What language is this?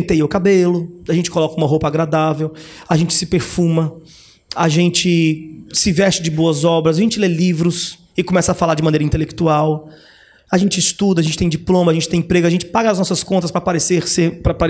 Portuguese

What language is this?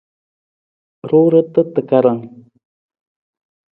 Nawdm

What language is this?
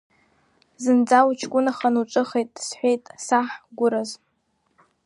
Abkhazian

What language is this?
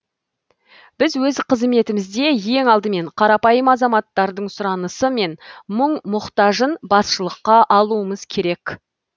Kazakh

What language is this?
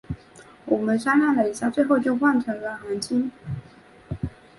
Chinese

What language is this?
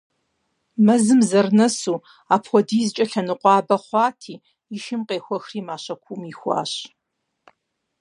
Kabardian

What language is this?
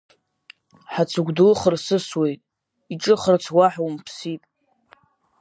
Abkhazian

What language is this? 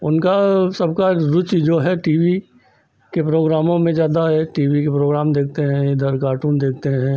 Hindi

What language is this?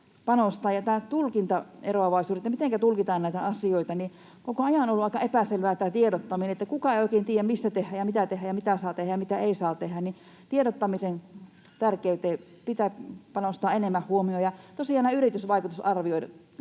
Finnish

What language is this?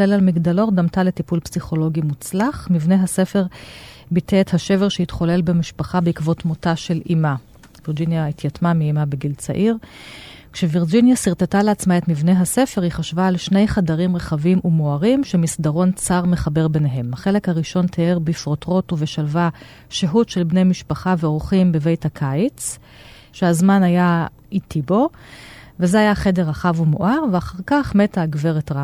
Hebrew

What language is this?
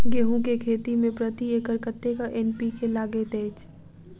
Maithili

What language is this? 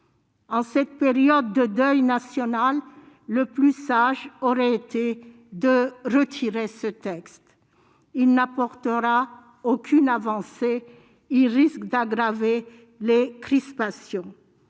French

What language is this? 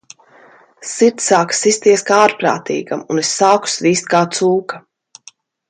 Latvian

